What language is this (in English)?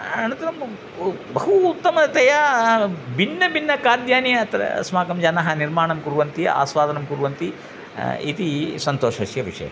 Sanskrit